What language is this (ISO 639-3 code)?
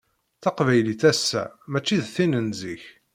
kab